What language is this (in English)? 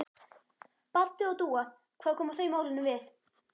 Icelandic